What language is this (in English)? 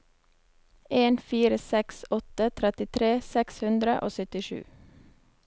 Norwegian